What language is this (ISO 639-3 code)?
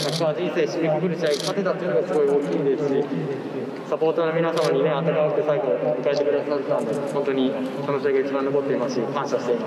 jpn